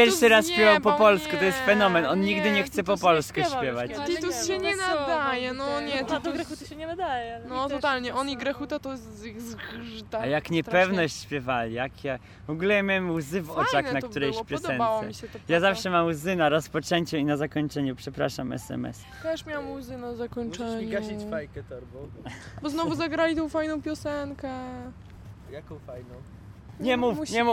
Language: Polish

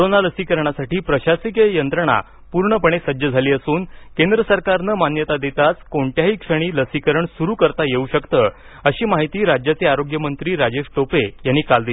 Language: Marathi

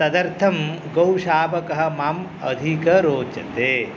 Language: Sanskrit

